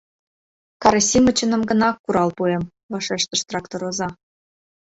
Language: Mari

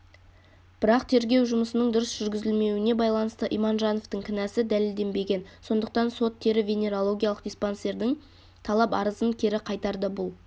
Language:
Kazakh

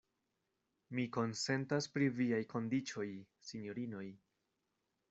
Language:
Esperanto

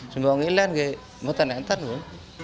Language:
Indonesian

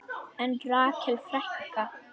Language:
Icelandic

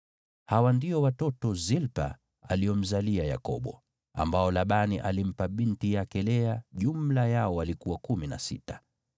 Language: Swahili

